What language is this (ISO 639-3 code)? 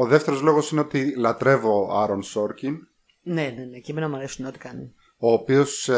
ell